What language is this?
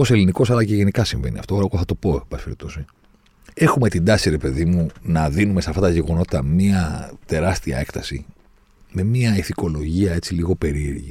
Greek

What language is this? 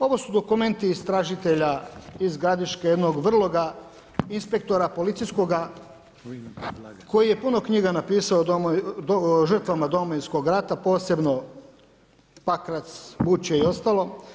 Croatian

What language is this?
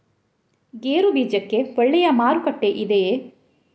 Kannada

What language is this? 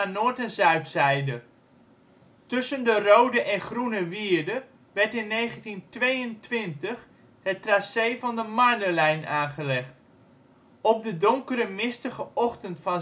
Dutch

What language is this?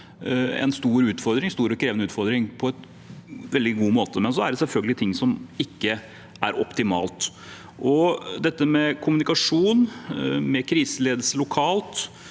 Norwegian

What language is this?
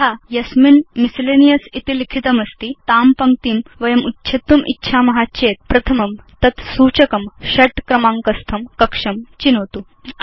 Sanskrit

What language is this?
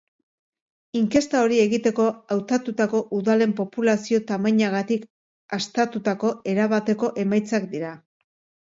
Basque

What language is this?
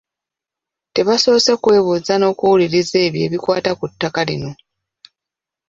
Ganda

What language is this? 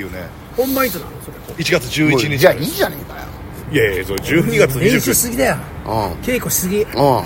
Japanese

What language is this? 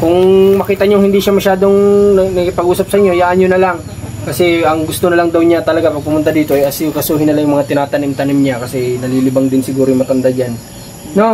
Filipino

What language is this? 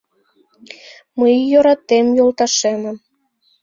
Mari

